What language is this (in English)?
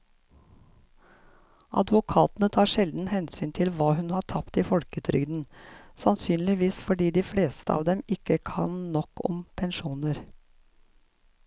Norwegian